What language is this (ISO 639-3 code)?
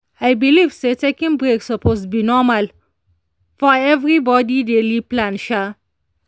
pcm